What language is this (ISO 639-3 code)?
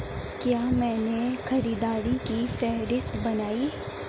urd